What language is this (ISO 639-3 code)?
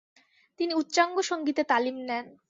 ben